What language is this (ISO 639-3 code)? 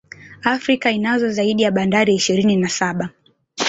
swa